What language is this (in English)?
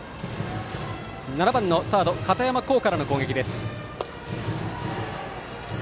Japanese